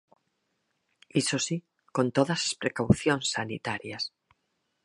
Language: Galician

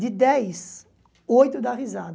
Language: Portuguese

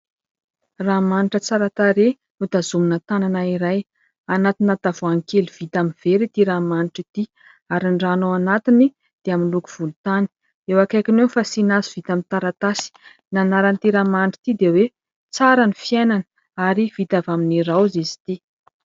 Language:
Malagasy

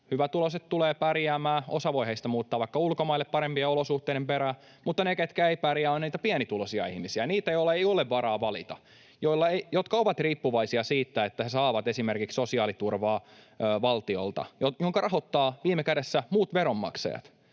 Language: Finnish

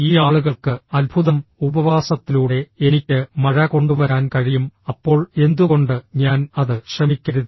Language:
Malayalam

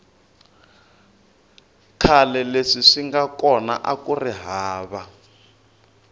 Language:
Tsonga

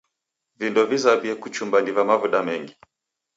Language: Taita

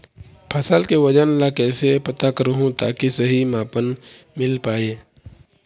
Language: Chhattisgarhi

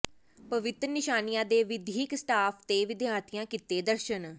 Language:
Punjabi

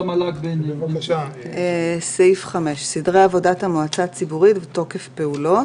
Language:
Hebrew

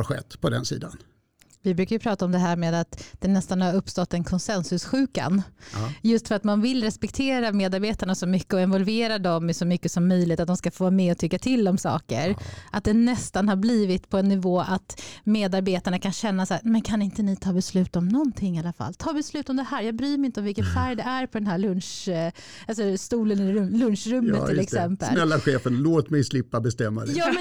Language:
Swedish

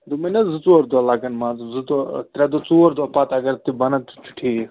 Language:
Kashmiri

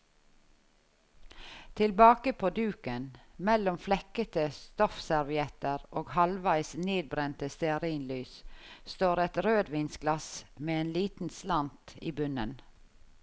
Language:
Norwegian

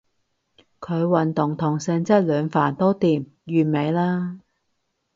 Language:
Cantonese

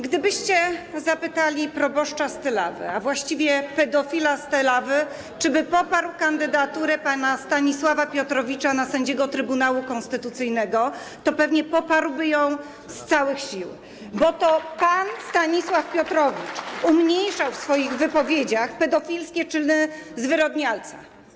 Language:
Polish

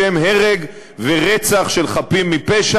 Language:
Hebrew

